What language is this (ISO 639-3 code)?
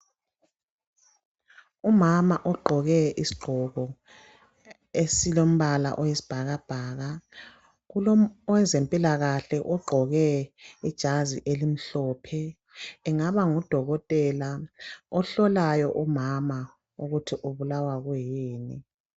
nde